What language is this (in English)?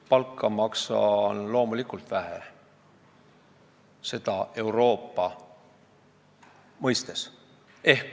Estonian